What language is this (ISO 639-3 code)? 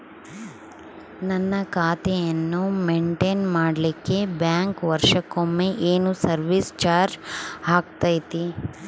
kan